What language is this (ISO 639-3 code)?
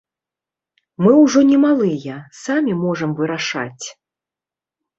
bel